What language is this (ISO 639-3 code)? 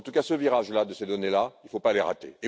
fra